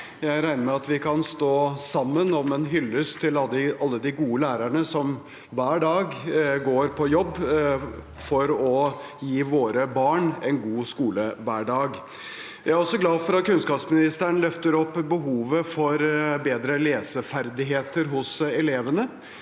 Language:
Norwegian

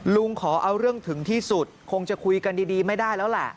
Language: Thai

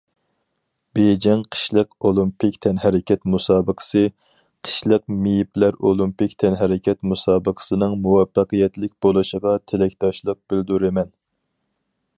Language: Uyghur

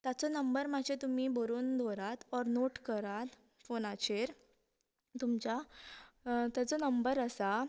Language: Konkani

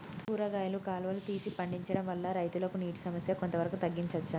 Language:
Telugu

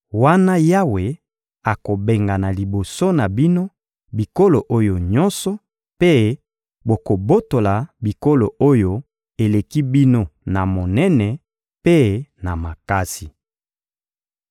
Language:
Lingala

